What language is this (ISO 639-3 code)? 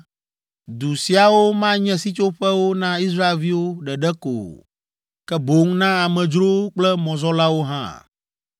ewe